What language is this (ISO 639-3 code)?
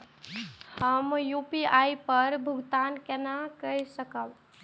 mai